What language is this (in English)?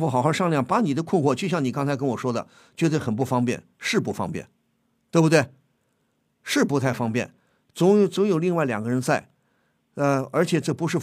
Chinese